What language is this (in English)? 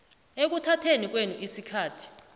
South Ndebele